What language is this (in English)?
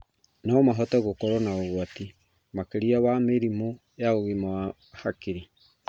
Kikuyu